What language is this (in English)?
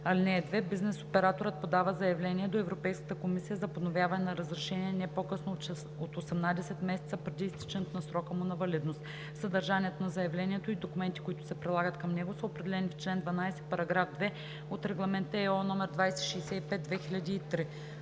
Bulgarian